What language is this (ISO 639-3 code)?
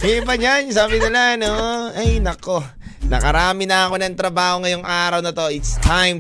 fil